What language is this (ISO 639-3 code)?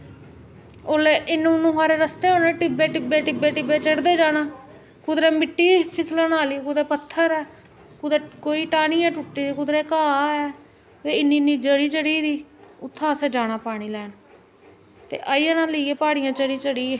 doi